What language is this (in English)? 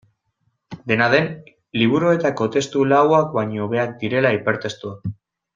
Basque